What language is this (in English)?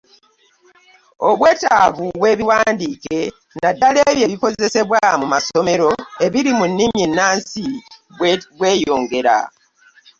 Ganda